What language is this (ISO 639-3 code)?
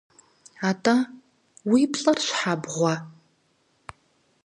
kbd